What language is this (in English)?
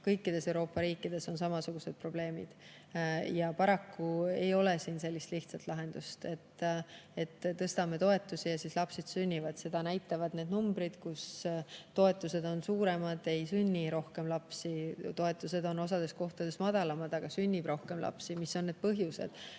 Estonian